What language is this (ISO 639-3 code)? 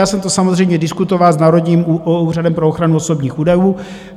ces